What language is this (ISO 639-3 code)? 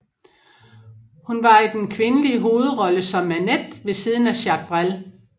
dan